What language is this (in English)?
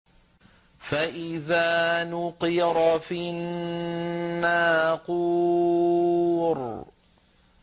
Arabic